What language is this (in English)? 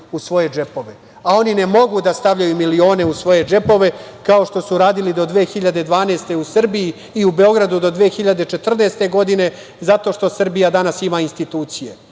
Serbian